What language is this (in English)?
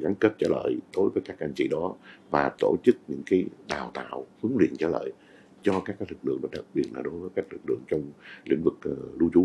Vietnamese